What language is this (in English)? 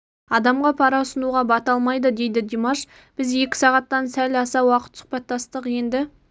Kazakh